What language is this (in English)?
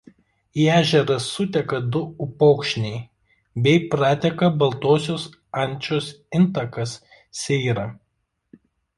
Lithuanian